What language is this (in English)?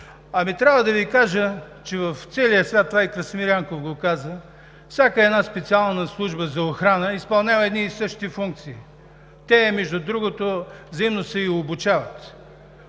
Bulgarian